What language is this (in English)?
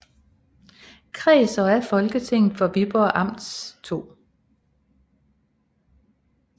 Danish